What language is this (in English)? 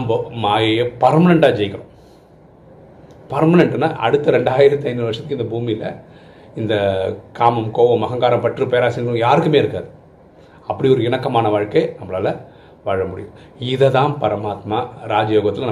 Tamil